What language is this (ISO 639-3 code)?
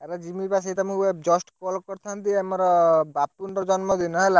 ori